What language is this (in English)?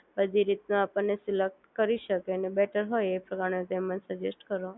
Gujarati